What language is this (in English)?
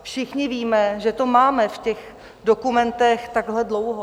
Czech